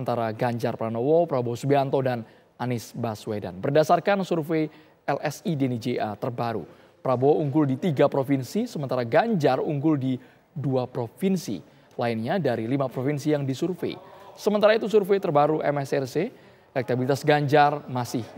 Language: Indonesian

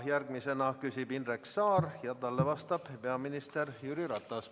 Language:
Estonian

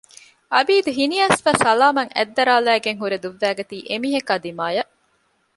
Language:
Divehi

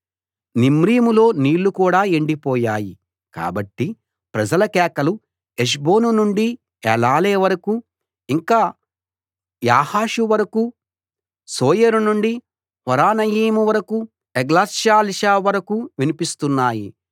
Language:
Telugu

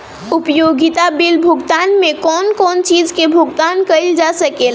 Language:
Bhojpuri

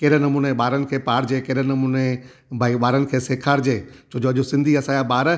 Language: Sindhi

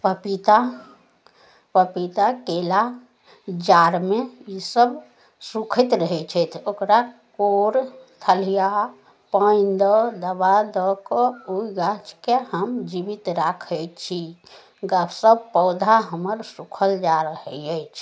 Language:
Maithili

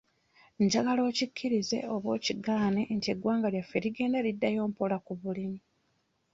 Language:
Ganda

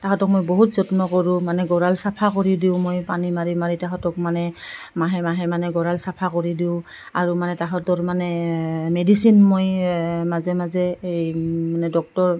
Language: Assamese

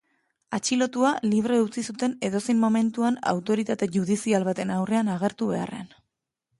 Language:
Basque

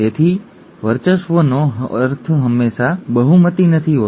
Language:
Gujarati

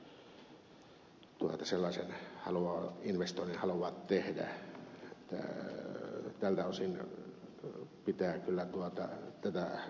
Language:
Finnish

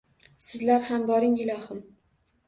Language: Uzbek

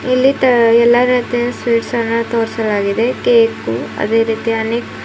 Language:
Kannada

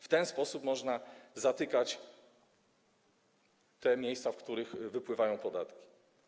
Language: Polish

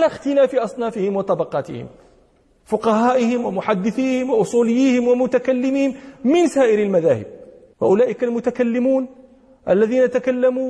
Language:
Arabic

